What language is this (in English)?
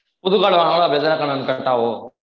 Tamil